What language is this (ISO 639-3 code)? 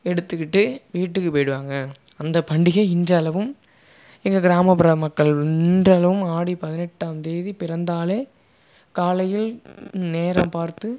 tam